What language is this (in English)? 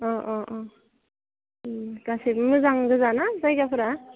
Bodo